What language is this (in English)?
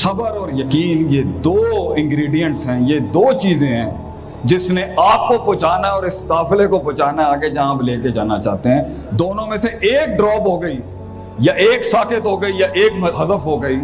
Urdu